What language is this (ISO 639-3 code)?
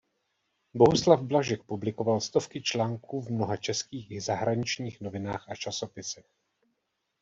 ces